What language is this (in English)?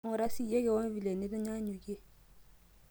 Masai